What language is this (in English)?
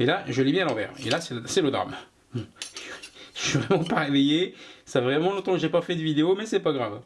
French